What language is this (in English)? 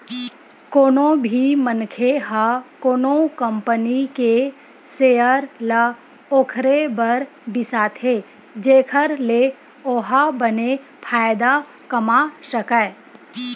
Chhattisgarhi